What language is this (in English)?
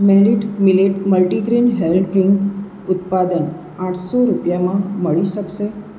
Gujarati